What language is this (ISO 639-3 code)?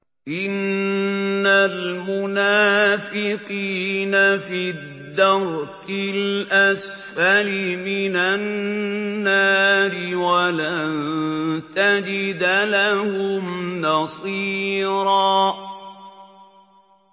ara